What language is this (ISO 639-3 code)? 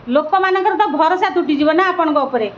ori